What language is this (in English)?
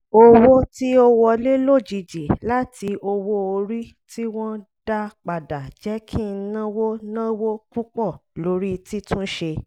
Yoruba